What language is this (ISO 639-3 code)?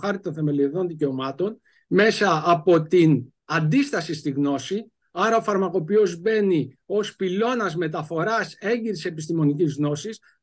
ell